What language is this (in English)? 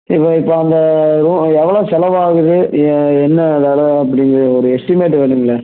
Tamil